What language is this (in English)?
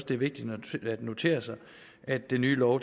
Danish